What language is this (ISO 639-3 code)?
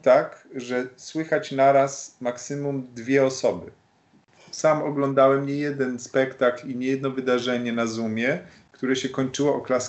pol